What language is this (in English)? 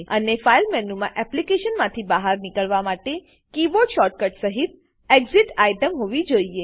Gujarati